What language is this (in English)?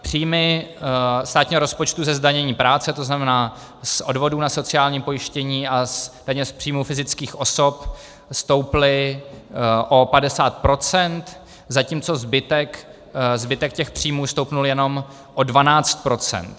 Czech